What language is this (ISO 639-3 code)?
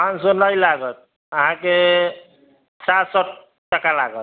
mai